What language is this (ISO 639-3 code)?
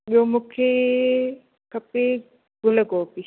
snd